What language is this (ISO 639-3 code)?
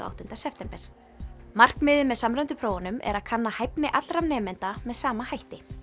isl